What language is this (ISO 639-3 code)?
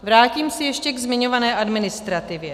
ces